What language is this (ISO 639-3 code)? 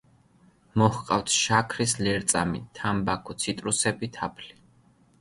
kat